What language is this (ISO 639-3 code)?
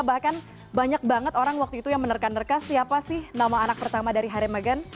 ind